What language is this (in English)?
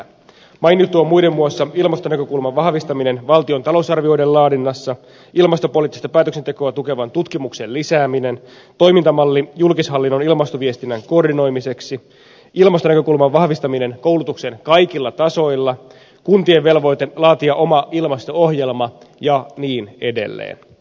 Finnish